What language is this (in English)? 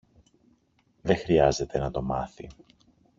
Greek